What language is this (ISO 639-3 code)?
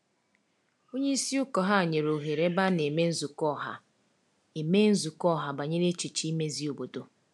ibo